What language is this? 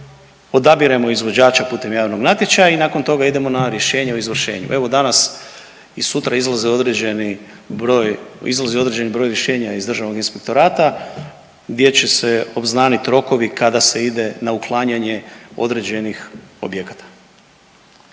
Croatian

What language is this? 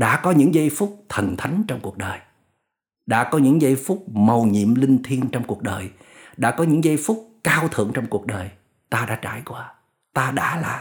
Vietnamese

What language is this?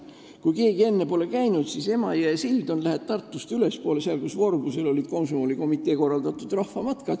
Estonian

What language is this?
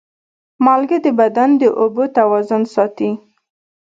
Pashto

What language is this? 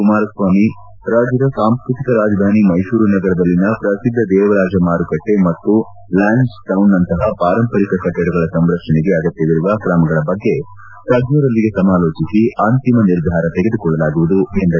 Kannada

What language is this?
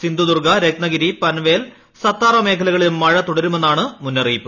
Malayalam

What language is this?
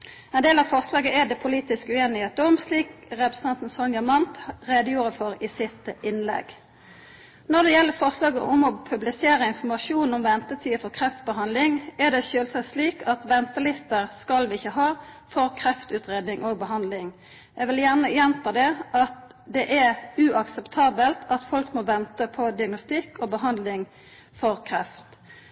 Norwegian Nynorsk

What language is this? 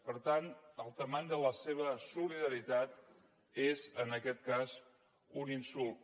Catalan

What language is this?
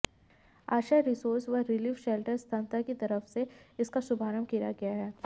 Hindi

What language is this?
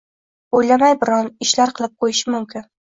Uzbek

